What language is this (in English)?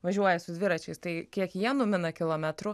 Lithuanian